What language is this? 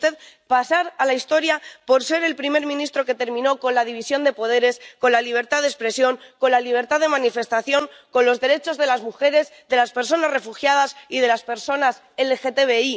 Spanish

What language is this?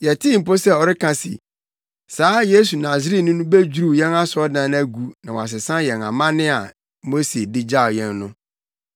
Akan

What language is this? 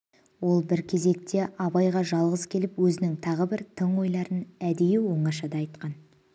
Kazakh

